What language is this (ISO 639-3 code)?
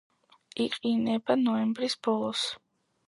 kat